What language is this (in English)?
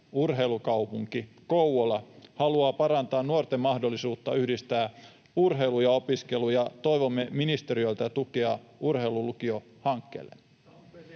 Finnish